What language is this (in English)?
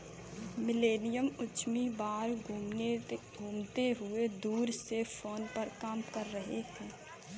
Hindi